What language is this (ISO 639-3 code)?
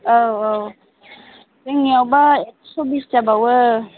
brx